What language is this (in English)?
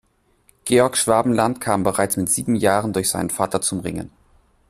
German